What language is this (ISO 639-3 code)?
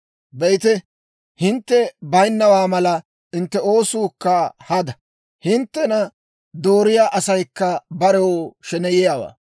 dwr